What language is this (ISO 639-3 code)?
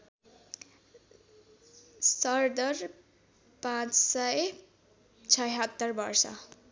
nep